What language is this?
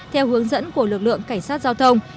Vietnamese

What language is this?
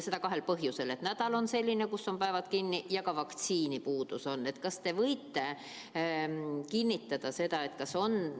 Estonian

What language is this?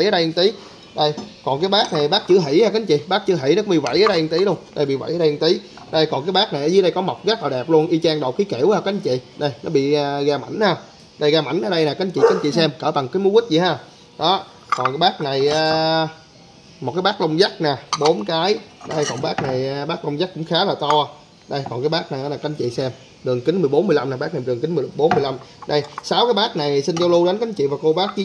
Vietnamese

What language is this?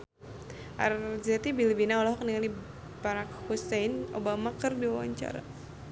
Sundanese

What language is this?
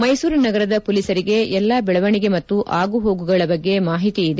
Kannada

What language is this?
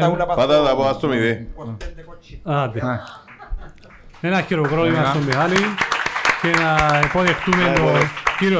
Greek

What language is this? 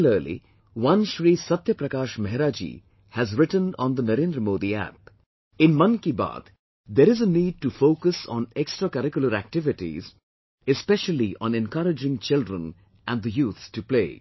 English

